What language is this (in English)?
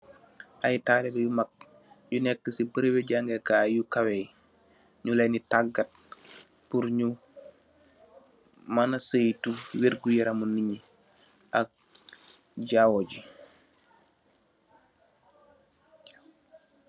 Wolof